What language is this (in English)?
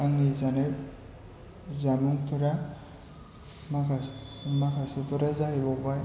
Bodo